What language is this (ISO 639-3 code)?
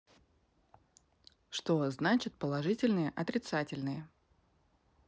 rus